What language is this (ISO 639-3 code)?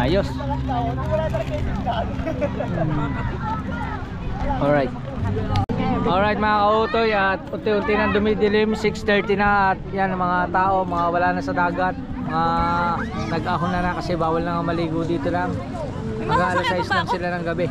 fil